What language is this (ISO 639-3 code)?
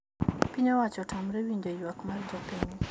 luo